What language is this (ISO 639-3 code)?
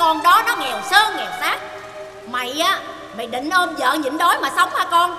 vie